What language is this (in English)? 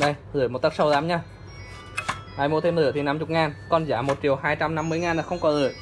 Vietnamese